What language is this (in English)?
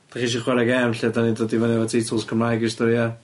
Welsh